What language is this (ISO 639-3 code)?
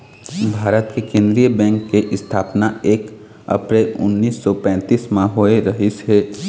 hne